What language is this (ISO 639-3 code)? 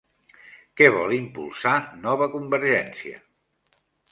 cat